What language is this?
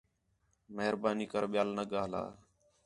Khetrani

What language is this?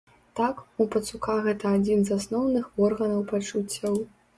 Belarusian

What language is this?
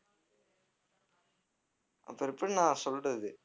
Tamil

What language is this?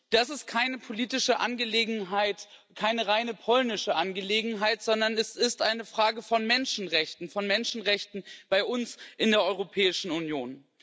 German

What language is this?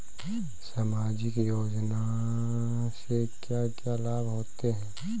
Hindi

